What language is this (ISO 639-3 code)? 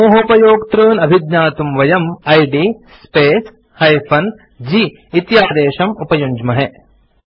san